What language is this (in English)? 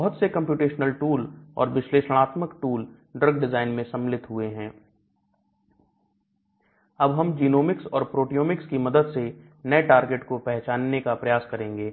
Hindi